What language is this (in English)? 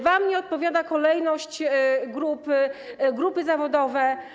Polish